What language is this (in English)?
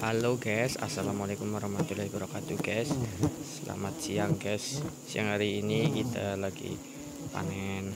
Indonesian